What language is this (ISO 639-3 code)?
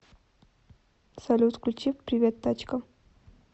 rus